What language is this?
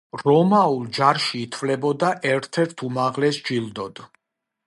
Georgian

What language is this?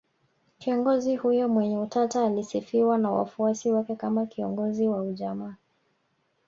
Swahili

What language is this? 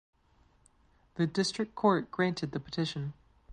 English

